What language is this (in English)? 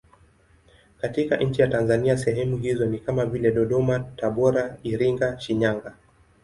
Swahili